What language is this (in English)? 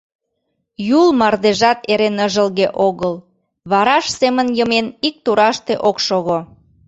Mari